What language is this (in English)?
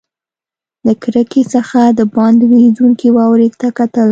Pashto